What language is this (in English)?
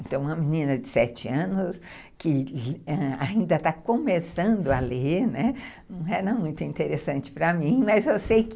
Portuguese